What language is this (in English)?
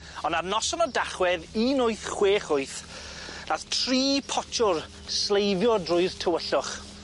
Welsh